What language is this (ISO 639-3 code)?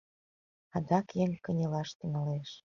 chm